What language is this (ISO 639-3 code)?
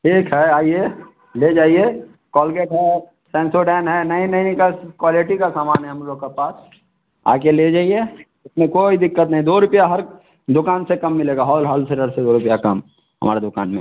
hin